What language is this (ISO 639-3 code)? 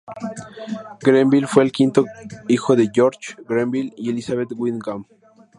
spa